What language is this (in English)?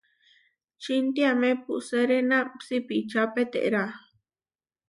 Huarijio